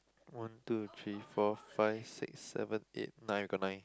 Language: English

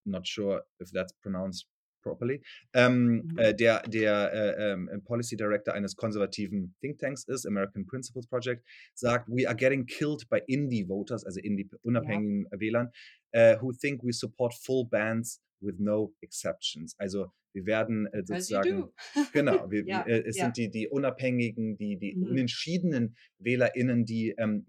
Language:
German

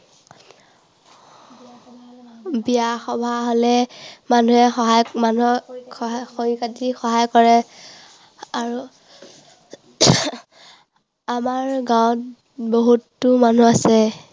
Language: Assamese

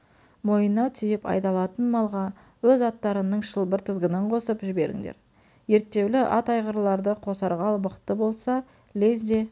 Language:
Kazakh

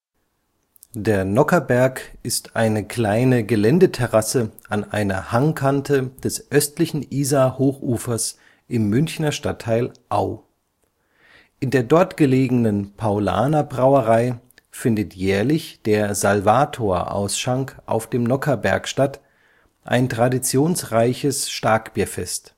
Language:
German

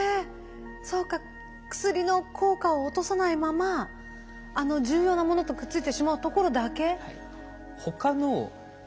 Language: Japanese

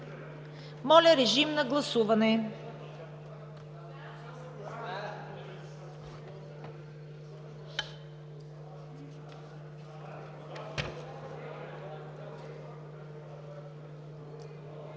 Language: Bulgarian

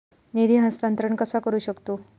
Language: Marathi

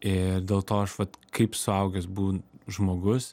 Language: Lithuanian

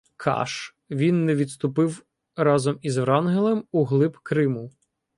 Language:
Ukrainian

